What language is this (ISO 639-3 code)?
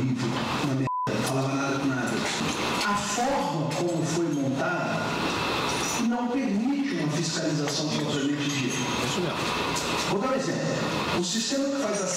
por